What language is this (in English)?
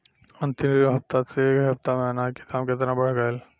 Bhojpuri